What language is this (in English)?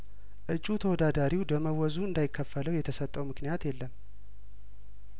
Amharic